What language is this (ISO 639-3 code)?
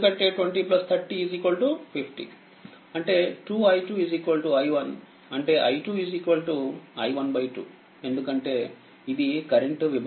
tel